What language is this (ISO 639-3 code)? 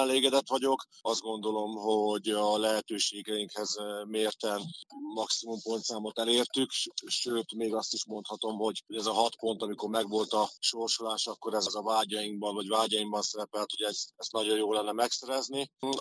hun